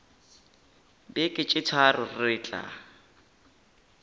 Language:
Northern Sotho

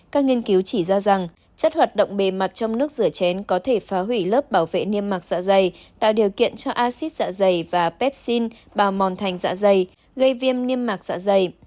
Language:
Vietnamese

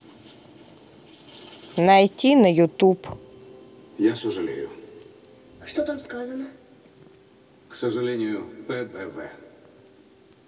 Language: Russian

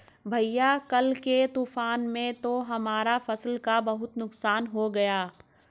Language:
Hindi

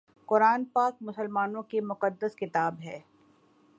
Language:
Urdu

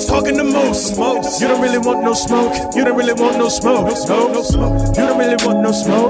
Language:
English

